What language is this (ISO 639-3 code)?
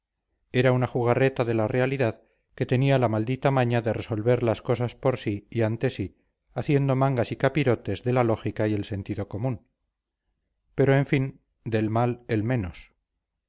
spa